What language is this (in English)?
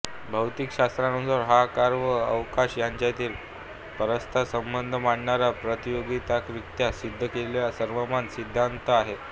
Marathi